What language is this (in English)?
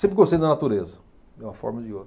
Portuguese